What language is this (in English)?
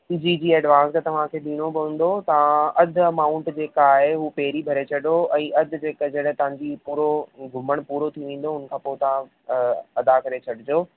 Sindhi